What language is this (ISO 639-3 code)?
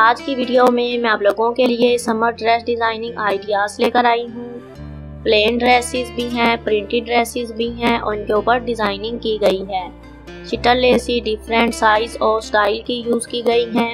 hin